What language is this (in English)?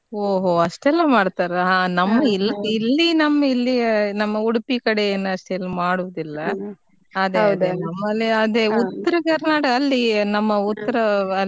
Kannada